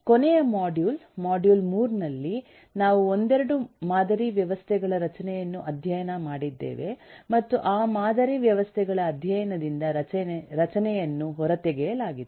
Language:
Kannada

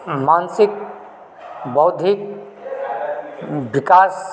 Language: Maithili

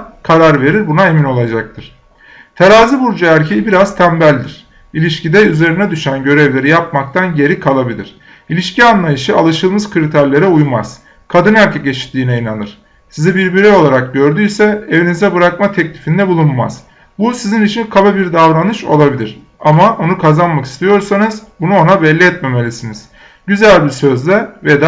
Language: Turkish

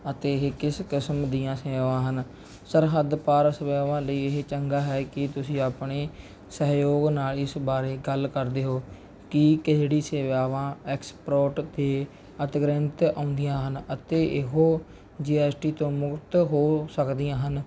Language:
Punjabi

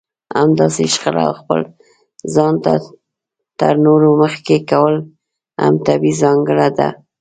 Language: Pashto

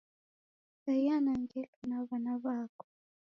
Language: Taita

